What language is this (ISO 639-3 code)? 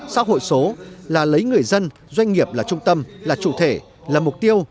vie